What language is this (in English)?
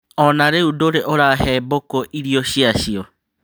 Kikuyu